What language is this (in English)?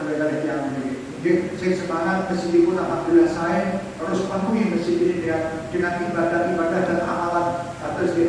Indonesian